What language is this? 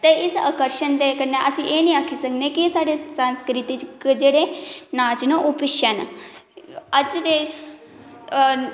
Dogri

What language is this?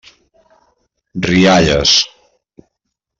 Catalan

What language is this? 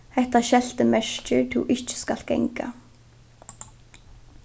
Faroese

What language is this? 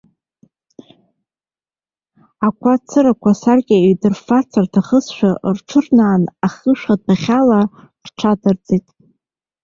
Abkhazian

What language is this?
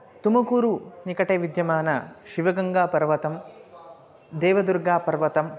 Sanskrit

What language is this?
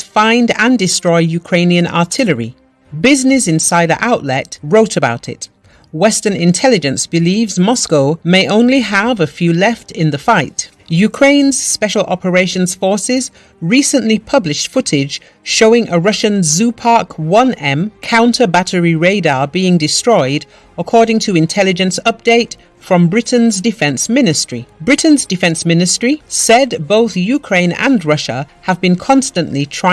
English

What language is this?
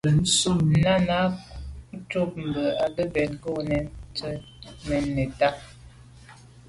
Medumba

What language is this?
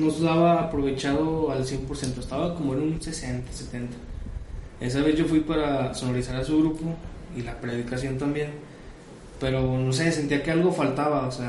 Spanish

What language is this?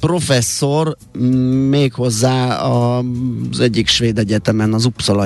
Hungarian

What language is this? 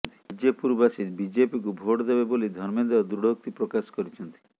Odia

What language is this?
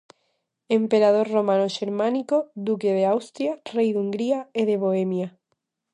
Galician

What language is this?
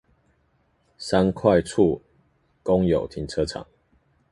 Chinese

